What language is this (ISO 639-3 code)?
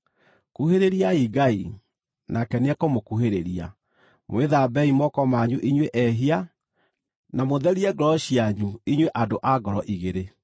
kik